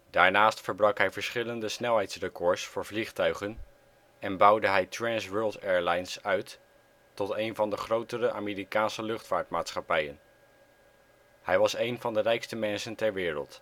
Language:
Dutch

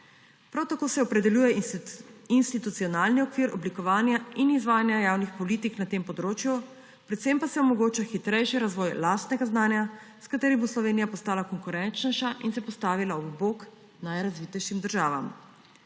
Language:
Slovenian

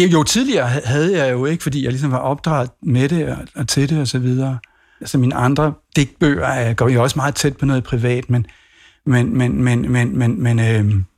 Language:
Danish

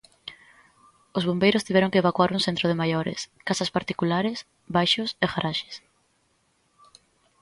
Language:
Galician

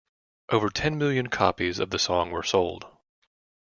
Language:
English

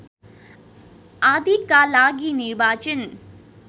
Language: Nepali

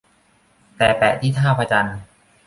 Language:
Thai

